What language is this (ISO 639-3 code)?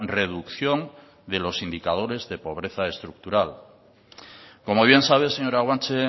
spa